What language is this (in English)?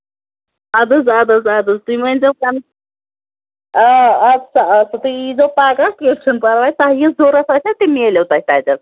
Kashmiri